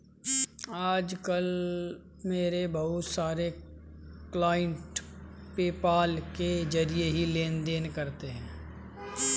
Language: Hindi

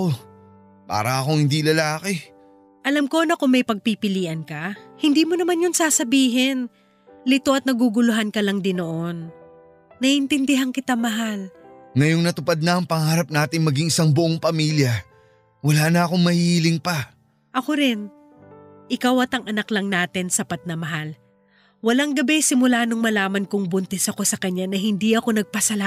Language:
Filipino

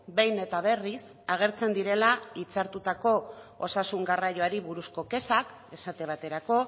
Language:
Basque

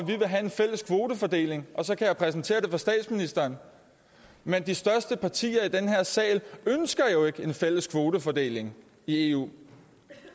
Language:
Danish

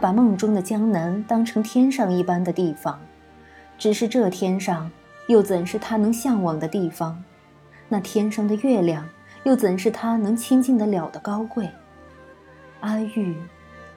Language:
Chinese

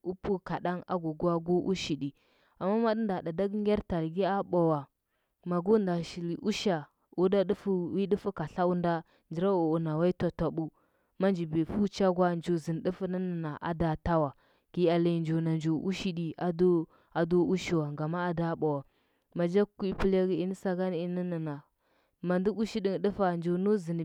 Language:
Huba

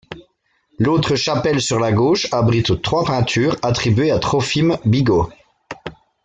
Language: French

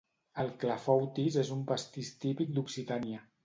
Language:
Catalan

